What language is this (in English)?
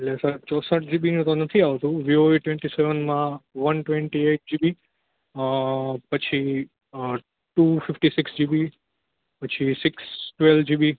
Gujarati